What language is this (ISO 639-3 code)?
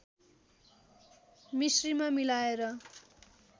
nep